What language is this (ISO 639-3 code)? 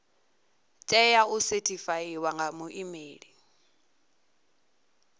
ven